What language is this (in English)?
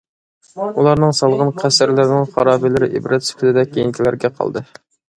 Uyghur